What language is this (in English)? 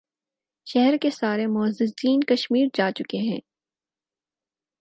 Urdu